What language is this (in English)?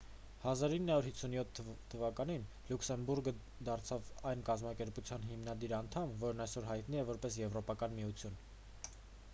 Armenian